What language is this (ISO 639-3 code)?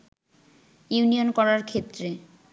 ben